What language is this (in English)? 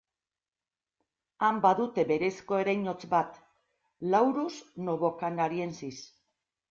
Basque